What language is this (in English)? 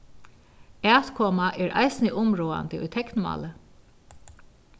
Faroese